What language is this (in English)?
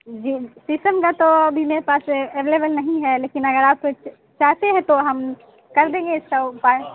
Urdu